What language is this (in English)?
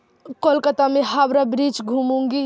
Urdu